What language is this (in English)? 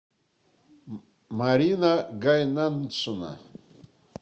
Russian